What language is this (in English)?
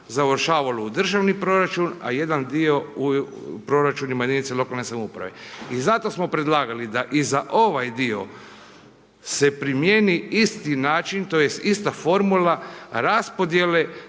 Croatian